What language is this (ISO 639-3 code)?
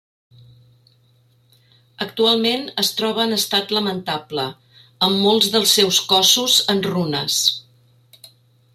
cat